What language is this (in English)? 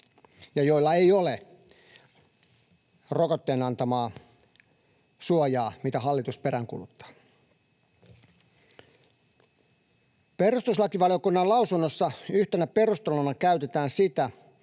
Finnish